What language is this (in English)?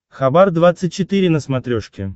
Russian